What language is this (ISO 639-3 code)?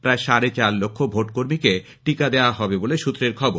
ben